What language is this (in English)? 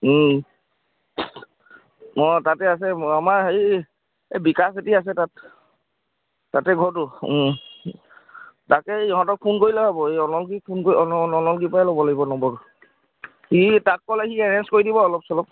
Assamese